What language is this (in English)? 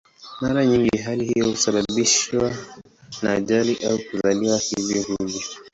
Swahili